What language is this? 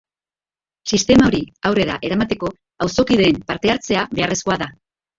Basque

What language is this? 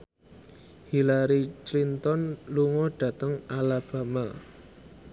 Javanese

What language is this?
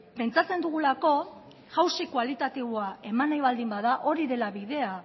Basque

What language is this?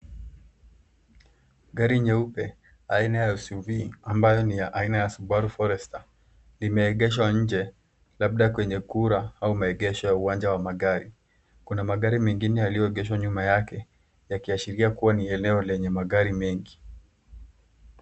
Swahili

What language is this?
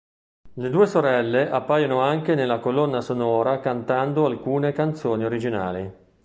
Italian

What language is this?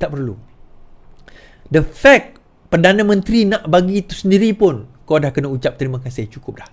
Malay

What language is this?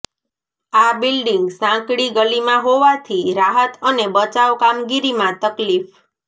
Gujarati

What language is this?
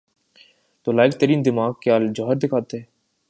Urdu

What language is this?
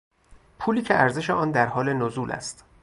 Persian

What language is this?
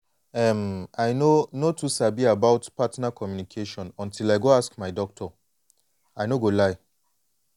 Nigerian Pidgin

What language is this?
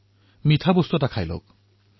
Assamese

